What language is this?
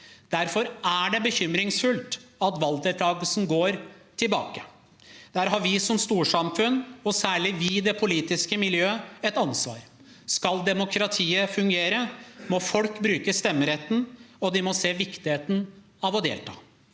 Norwegian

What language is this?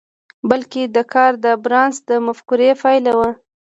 Pashto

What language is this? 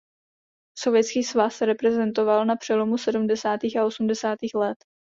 Czech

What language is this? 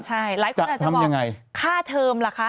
Thai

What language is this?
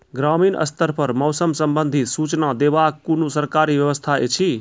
Maithili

